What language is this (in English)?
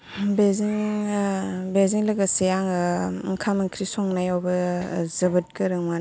Bodo